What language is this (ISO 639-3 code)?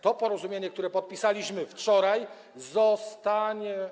pol